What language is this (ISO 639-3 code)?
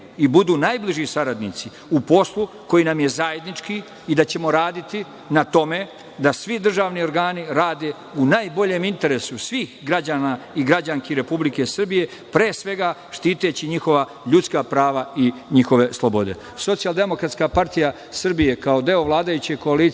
srp